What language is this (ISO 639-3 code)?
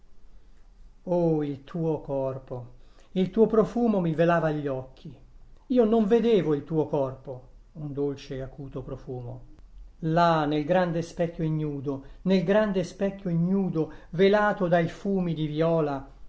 ita